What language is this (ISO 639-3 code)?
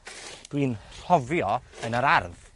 cym